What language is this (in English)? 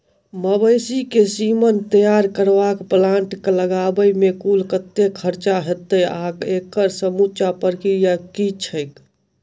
Maithili